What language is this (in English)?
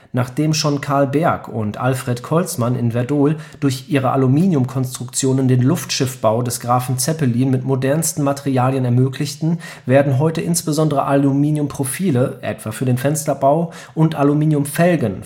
German